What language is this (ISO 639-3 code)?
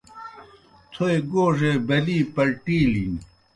plk